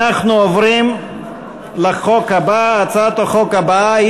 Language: Hebrew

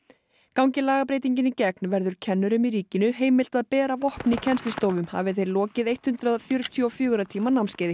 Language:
Icelandic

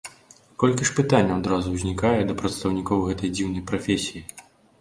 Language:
Belarusian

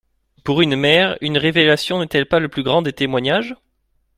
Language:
French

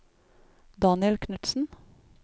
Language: Norwegian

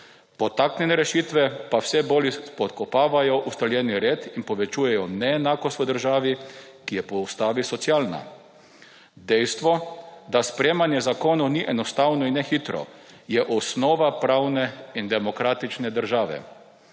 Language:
Slovenian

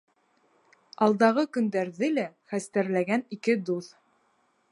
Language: Bashkir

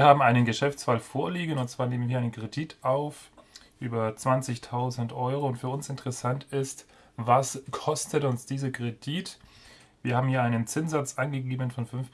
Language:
German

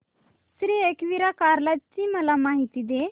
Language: Marathi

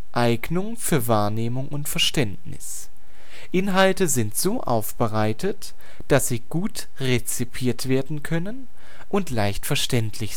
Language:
German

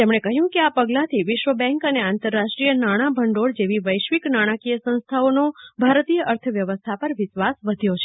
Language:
Gujarati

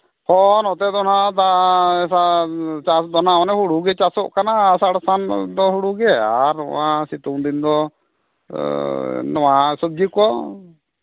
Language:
Santali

